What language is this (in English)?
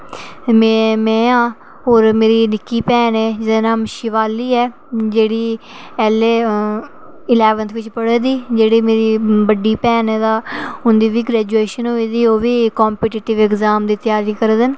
Dogri